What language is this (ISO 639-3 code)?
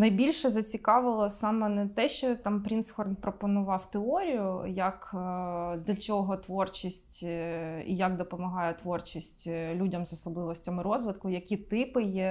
ukr